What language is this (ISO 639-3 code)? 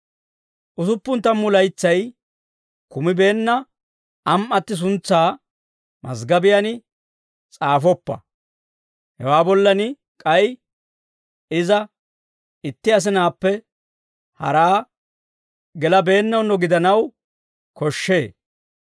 dwr